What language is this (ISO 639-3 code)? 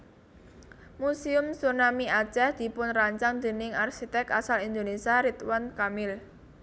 jav